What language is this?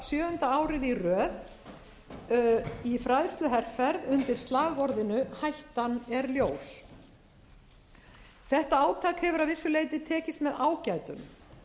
Icelandic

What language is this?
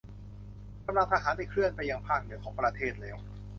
Thai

